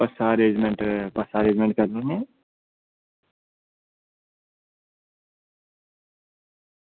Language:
Dogri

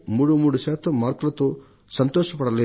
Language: Telugu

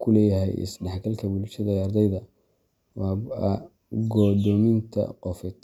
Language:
Somali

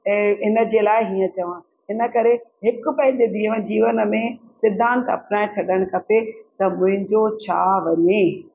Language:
Sindhi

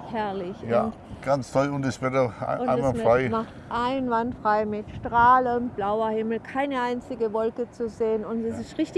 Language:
German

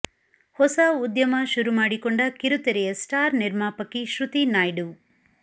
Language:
Kannada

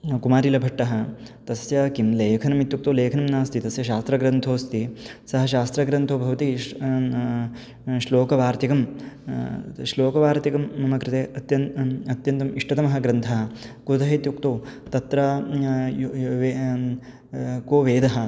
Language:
Sanskrit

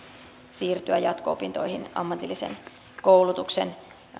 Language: Finnish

